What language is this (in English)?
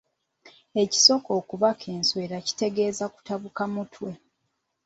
Ganda